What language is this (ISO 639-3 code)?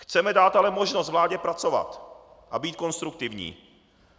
ces